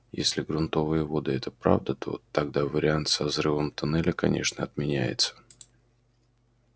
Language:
Russian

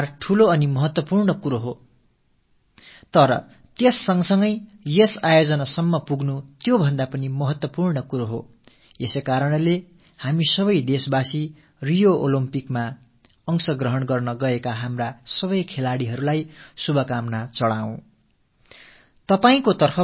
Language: Tamil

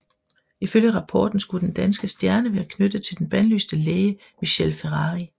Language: Danish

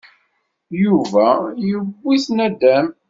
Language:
Kabyle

